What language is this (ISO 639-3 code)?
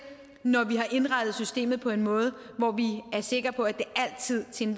dan